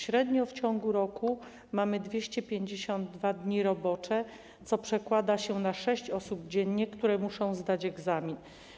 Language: Polish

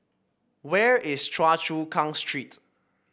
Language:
English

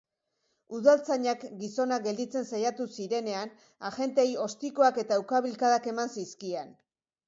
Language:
Basque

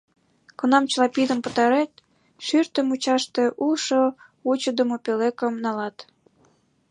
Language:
Mari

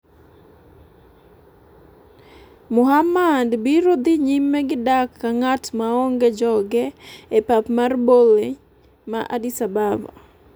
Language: Luo (Kenya and Tanzania)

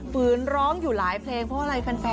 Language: Thai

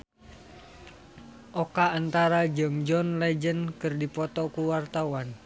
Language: Sundanese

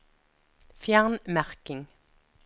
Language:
Norwegian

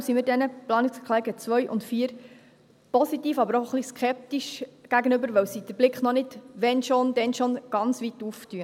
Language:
Swiss German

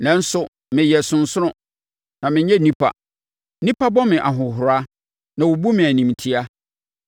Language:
Akan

